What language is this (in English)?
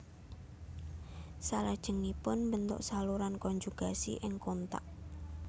Javanese